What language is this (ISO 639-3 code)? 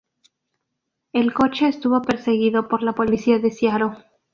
spa